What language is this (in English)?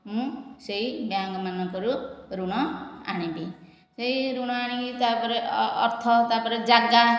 Odia